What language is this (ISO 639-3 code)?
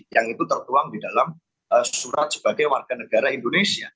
ind